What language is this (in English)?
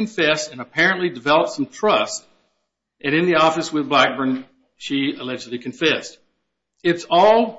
English